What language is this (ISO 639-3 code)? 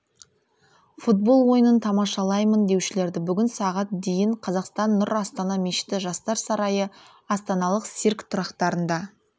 kaz